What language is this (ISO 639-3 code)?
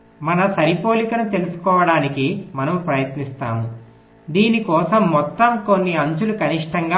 tel